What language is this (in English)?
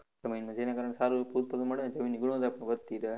Gujarati